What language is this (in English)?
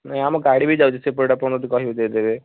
Odia